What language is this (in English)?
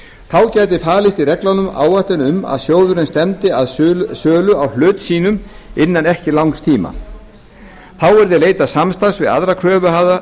Icelandic